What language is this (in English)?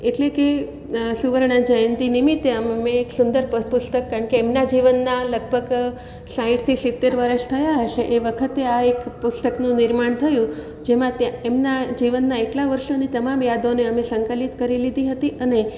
Gujarati